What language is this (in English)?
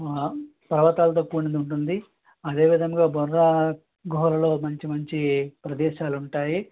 Telugu